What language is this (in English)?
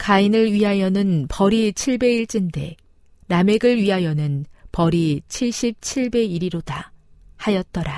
Korean